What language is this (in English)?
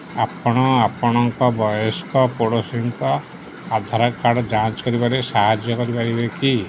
Odia